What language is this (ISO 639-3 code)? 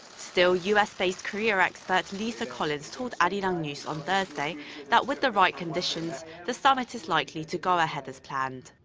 eng